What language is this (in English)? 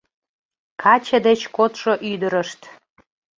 Mari